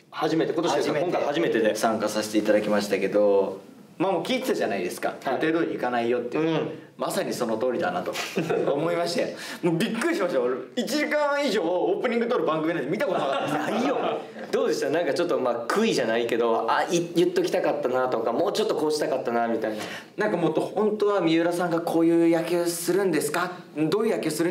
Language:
Japanese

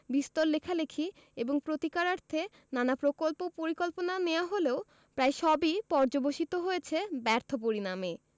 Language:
Bangla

